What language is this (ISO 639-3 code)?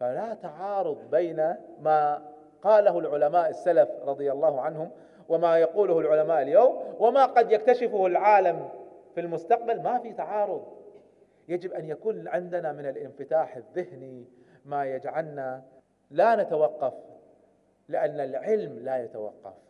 ara